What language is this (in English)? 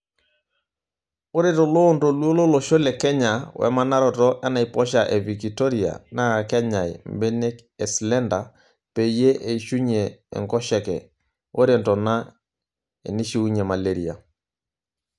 Masai